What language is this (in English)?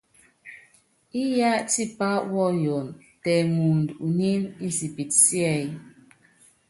Yangben